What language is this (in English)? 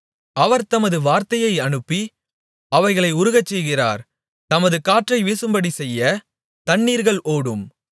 Tamil